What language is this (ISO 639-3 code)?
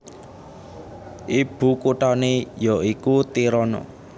jav